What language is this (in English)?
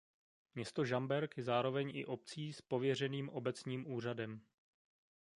Czech